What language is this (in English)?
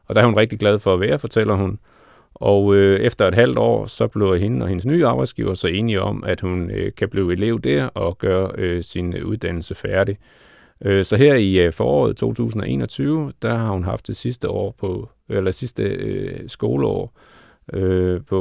Danish